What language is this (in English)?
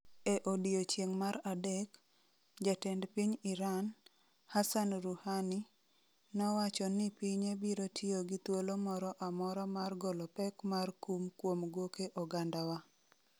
Luo (Kenya and Tanzania)